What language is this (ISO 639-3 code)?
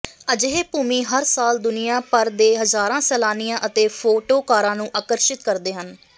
pan